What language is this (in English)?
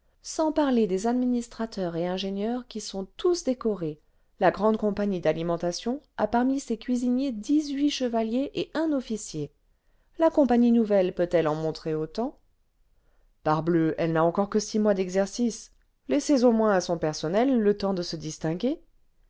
French